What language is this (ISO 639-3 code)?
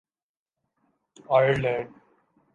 urd